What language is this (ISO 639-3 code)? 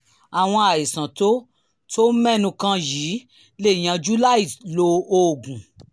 yor